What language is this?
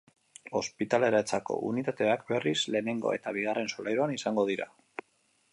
Basque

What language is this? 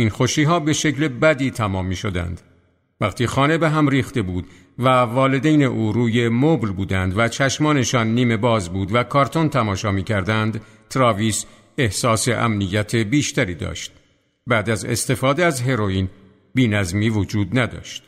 Persian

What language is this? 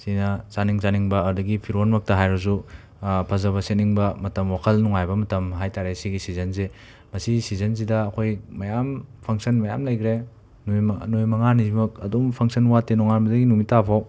Manipuri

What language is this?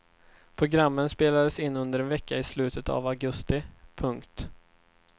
Swedish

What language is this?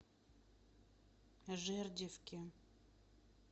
Russian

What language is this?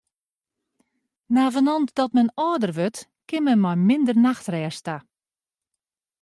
Western Frisian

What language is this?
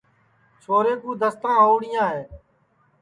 Sansi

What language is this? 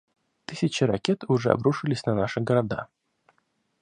Russian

